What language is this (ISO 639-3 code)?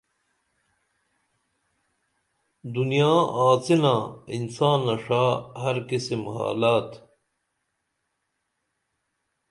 dml